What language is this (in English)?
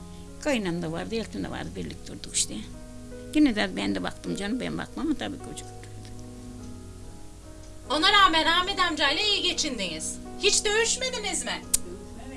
Turkish